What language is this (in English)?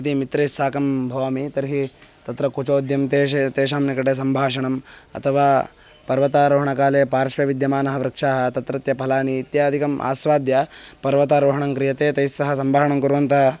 Sanskrit